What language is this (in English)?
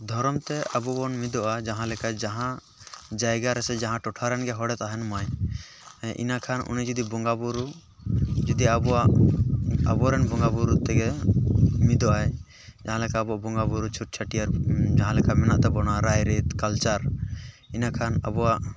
Santali